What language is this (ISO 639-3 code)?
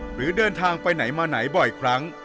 tha